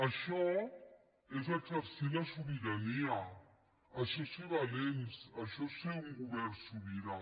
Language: Catalan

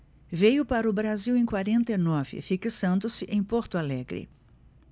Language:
Portuguese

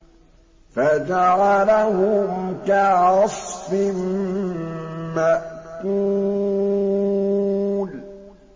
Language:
Arabic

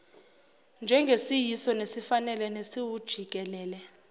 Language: Zulu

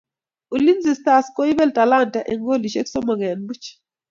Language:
Kalenjin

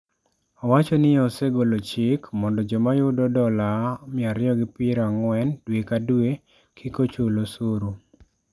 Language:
Luo (Kenya and Tanzania)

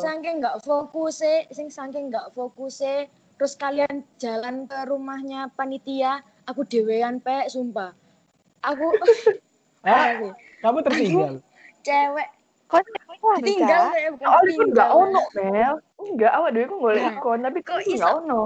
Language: Indonesian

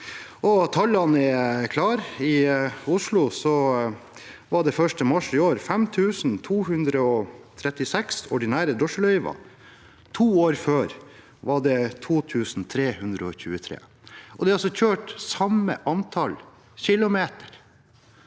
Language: Norwegian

